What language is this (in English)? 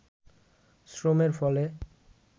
Bangla